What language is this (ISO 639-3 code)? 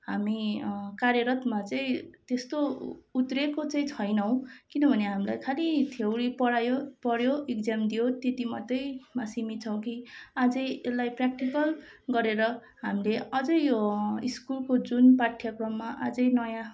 nep